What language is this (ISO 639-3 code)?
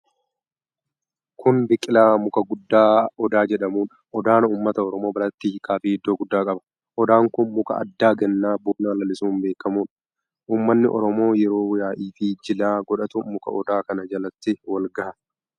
orm